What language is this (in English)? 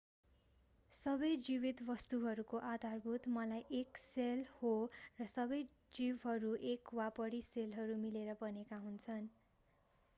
Nepali